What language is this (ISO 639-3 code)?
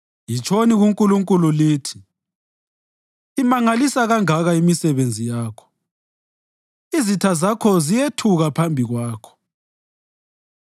nde